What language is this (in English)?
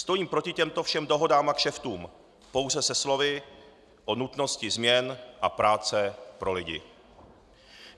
Czech